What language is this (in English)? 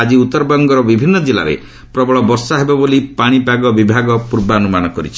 Odia